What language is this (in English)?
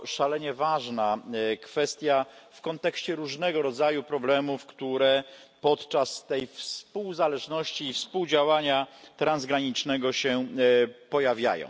Polish